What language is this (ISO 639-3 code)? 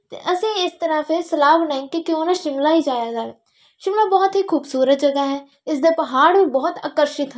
pan